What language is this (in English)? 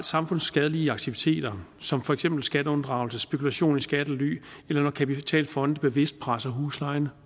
Danish